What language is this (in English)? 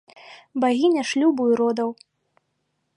Belarusian